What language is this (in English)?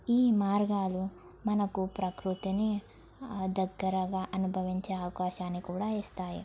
Telugu